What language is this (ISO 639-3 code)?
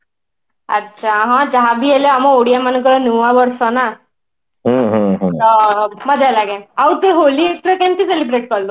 ori